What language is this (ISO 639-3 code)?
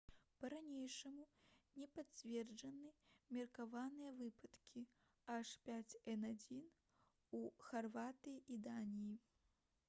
bel